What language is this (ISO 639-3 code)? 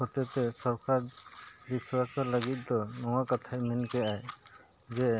sat